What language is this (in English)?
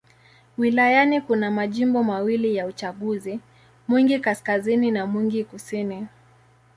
Swahili